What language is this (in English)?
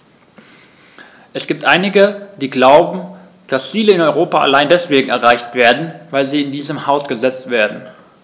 German